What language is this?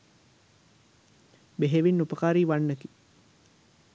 Sinhala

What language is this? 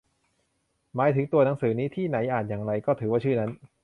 Thai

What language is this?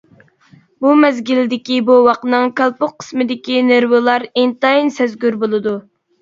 Uyghur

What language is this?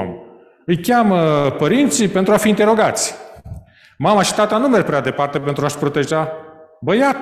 Romanian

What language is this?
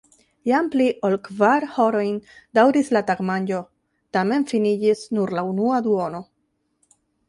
Esperanto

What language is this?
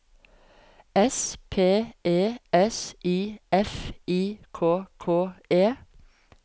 Norwegian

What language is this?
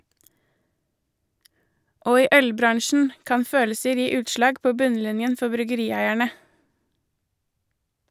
Norwegian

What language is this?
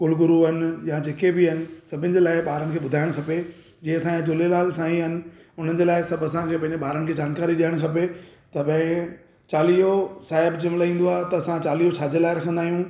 Sindhi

